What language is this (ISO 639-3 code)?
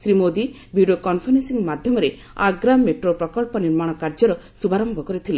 ori